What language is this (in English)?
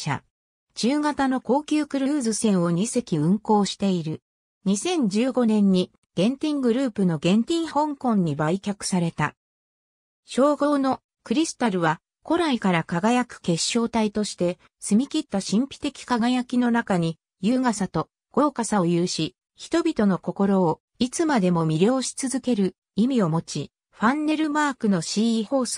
Japanese